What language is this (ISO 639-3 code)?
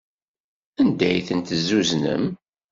kab